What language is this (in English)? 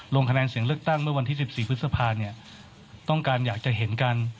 Thai